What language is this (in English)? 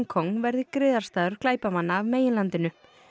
Icelandic